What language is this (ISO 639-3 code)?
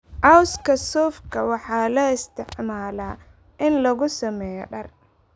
som